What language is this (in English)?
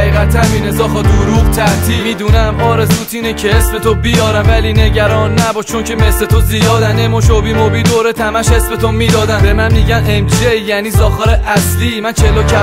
Persian